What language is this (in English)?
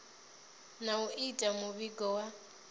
Venda